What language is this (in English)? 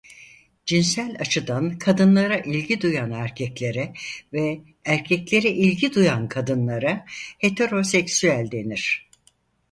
Turkish